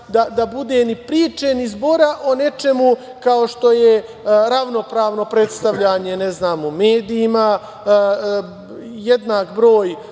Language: Serbian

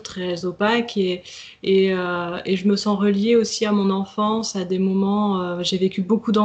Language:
French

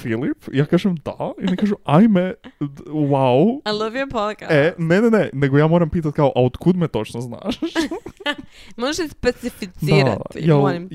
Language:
Croatian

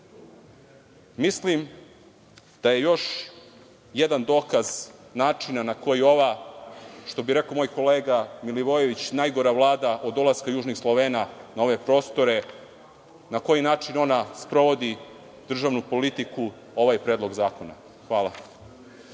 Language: Serbian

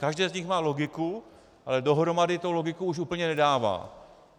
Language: Czech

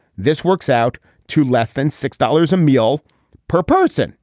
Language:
English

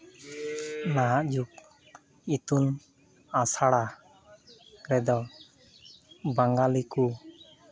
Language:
Santali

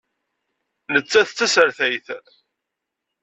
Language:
Kabyle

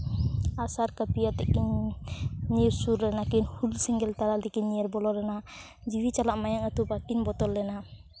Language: Santali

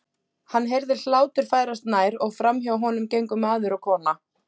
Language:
Icelandic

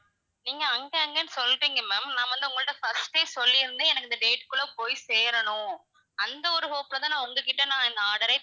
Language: Tamil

